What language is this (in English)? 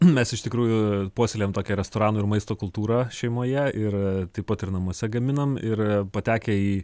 Lithuanian